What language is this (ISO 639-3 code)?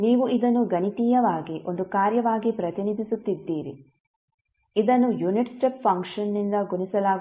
kan